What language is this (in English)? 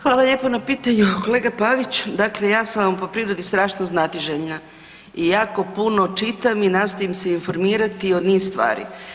Croatian